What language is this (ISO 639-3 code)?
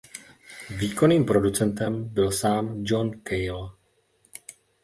ces